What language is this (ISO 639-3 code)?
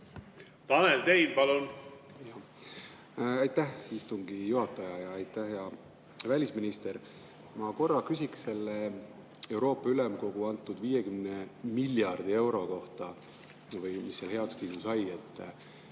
est